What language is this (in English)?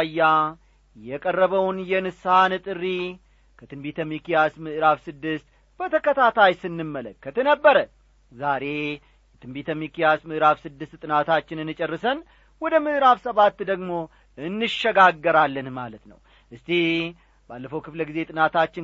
Amharic